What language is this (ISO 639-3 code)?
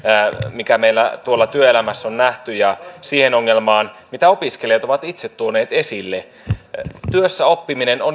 fin